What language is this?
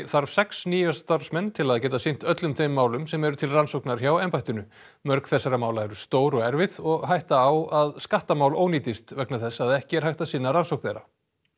Icelandic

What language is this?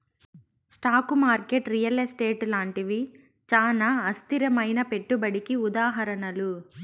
Telugu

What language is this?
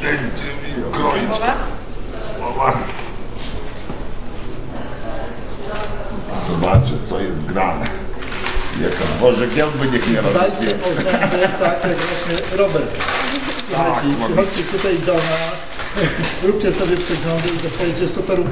Polish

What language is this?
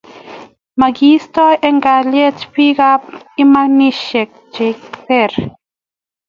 Kalenjin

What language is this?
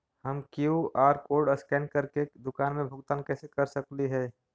Magahi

